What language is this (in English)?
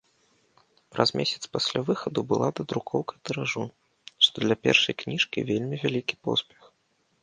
Belarusian